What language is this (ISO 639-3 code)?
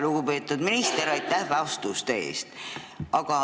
est